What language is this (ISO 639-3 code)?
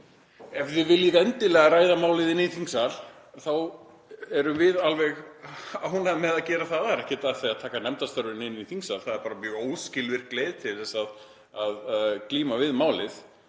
isl